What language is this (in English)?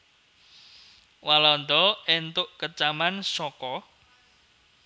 Javanese